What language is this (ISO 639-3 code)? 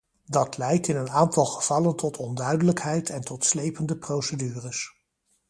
nld